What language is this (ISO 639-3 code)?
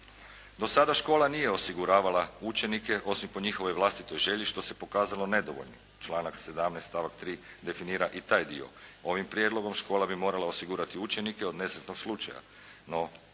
hrv